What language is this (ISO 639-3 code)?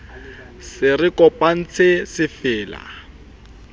sot